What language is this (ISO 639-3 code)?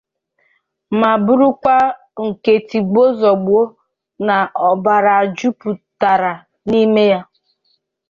ibo